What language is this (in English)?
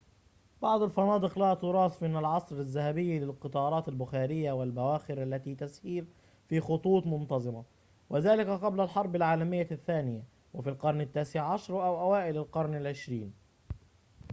Arabic